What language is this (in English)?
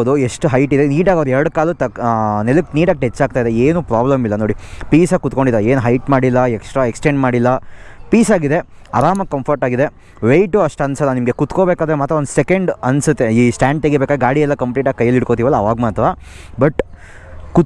Kannada